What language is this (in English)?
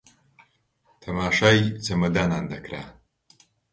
Central Kurdish